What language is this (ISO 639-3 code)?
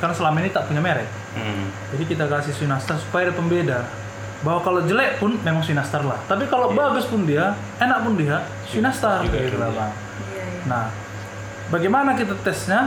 ind